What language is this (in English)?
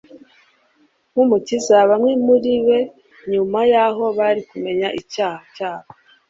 Kinyarwanda